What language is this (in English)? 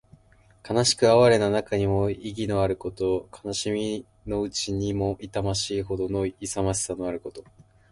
Japanese